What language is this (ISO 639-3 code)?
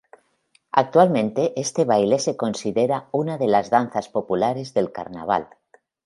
spa